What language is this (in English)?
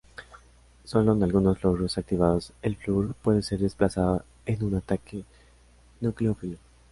Spanish